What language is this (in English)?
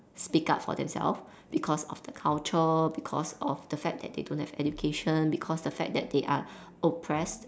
English